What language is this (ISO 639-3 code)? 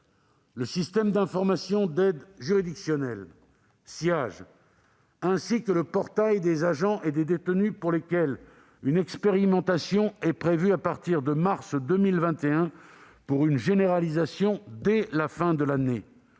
fra